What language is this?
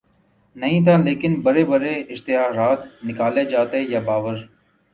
Urdu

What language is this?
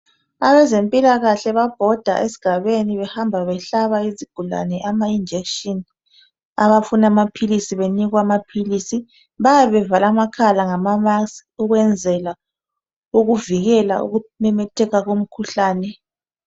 North Ndebele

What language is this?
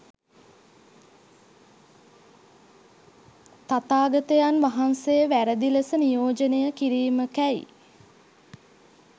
Sinhala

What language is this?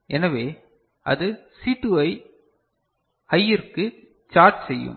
Tamil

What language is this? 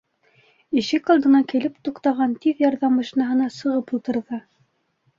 Bashkir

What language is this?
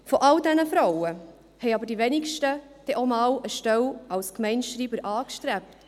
Swiss German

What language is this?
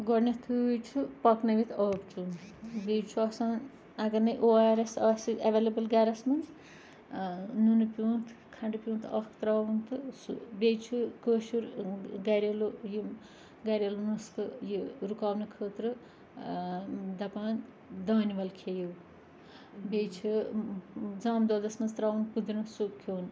Kashmiri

